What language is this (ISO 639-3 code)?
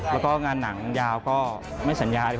tha